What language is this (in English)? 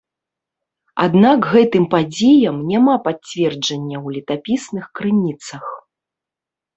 Belarusian